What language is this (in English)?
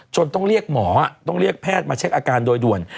Thai